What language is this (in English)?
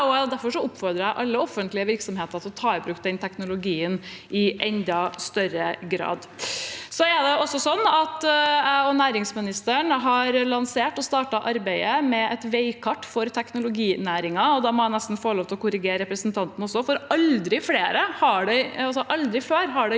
Norwegian